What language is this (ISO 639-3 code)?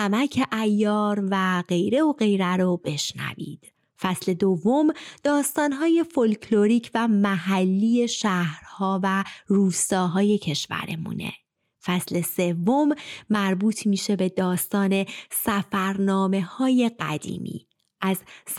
fas